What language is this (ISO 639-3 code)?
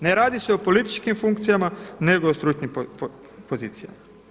hrv